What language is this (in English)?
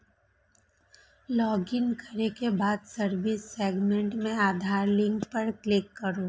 Maithili